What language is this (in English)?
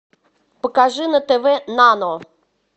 Russian